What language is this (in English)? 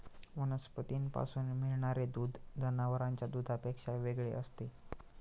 Marathi